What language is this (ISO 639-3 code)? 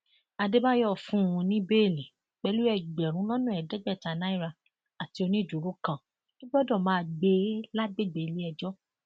yor